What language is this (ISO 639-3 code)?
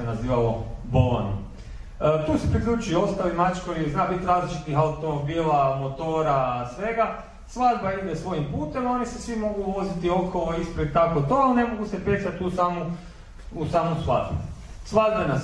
hrv